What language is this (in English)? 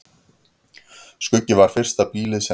Icelandic